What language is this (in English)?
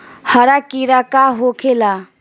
Bhojpuri